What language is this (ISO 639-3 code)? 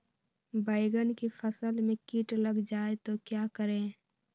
mag